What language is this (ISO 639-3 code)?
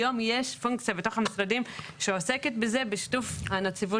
heb